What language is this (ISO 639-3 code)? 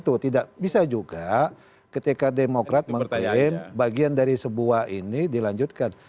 ind